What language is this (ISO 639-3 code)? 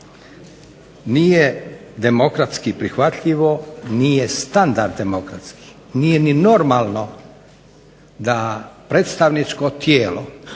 hrv